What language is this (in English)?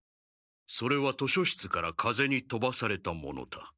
Japanese